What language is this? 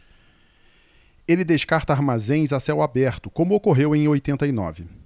Portuguese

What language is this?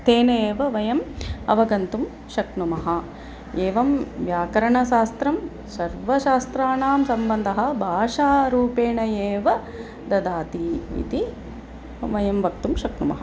Sanskrit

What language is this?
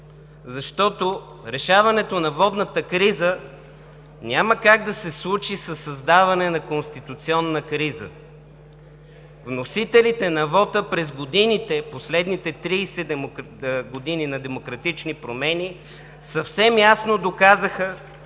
Bulgarian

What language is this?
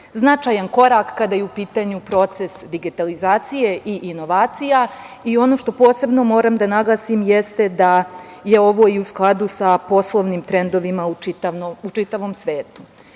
Serbian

